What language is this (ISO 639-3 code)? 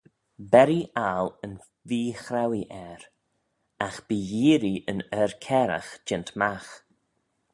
glv